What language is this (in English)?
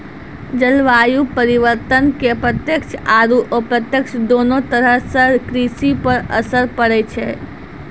Maithili